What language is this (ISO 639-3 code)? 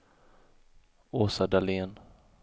swe